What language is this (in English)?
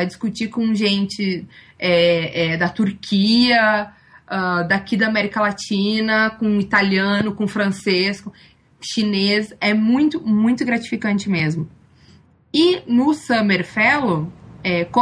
Portuguese